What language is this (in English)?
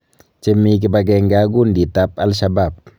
Kalenjin